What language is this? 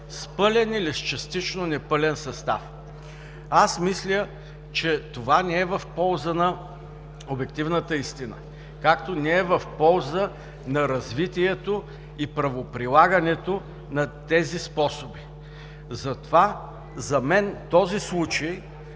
Bulgarian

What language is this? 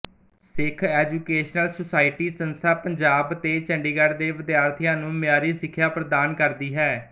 Punjabi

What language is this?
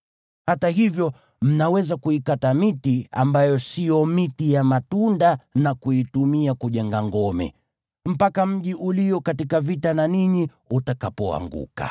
Swahili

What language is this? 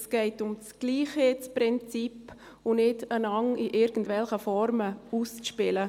Swiss German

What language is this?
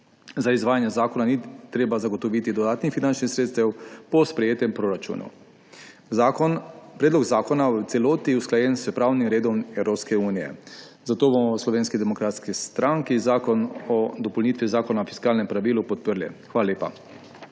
Slovenian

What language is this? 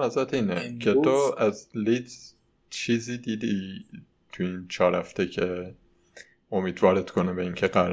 Persian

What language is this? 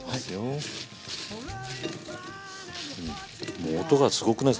Japanese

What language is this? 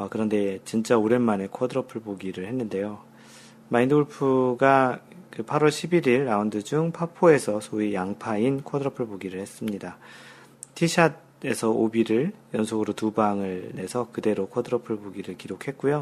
Korean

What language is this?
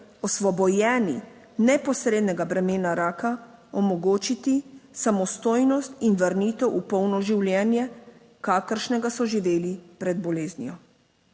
Slovenian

